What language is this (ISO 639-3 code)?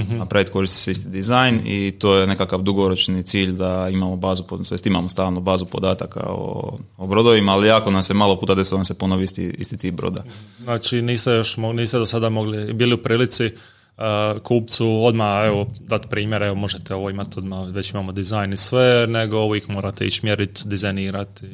hrv